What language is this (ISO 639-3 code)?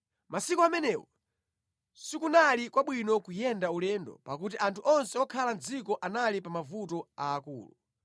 nya